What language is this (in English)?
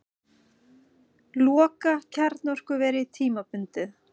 Icelandic